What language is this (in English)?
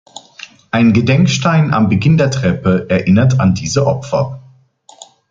German